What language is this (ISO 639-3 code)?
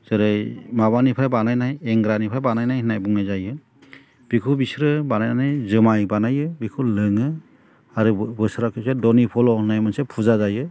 brx